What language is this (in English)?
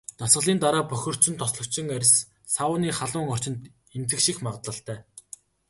Mongolian